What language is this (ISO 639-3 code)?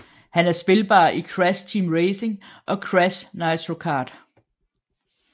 dan